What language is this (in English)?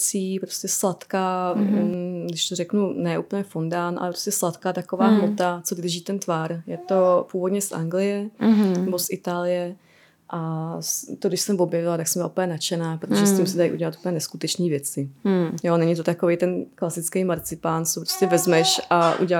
Czech